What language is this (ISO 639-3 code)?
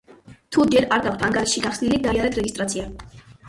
kat